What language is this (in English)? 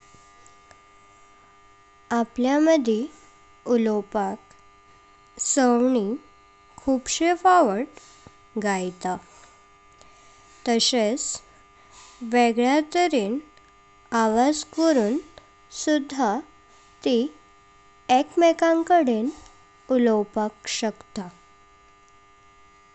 Konkani